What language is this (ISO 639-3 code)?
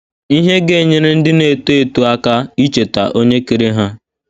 ibo